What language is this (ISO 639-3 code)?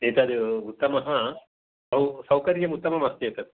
san